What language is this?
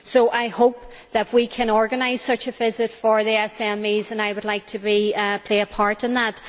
English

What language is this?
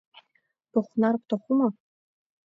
Abkhazian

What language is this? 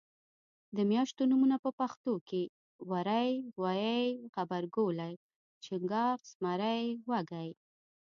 Pashto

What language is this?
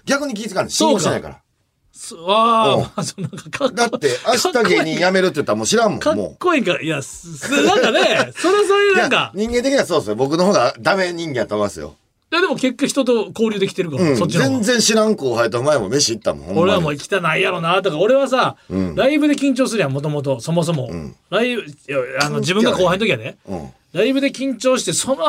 Japanese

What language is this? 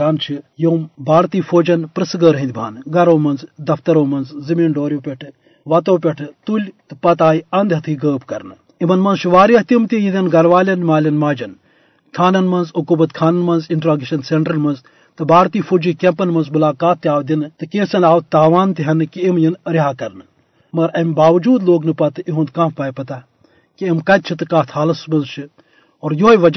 Urdu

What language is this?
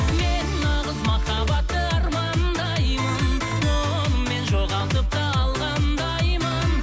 Kazakh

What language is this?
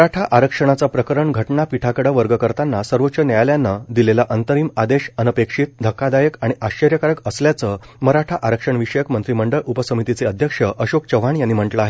Marathi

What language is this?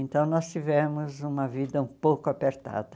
Portuguese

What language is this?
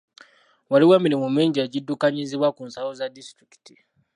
Ganda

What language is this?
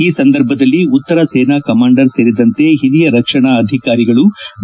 Kannada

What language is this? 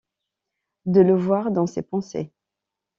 French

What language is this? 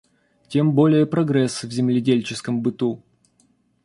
Russian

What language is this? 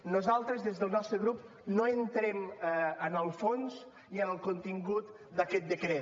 Catalan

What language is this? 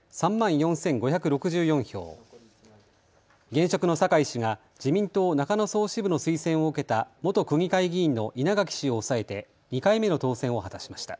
Japanese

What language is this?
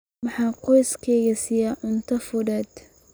Somali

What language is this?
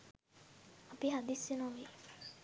Sinhala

